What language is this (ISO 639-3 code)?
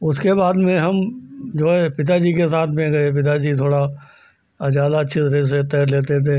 hin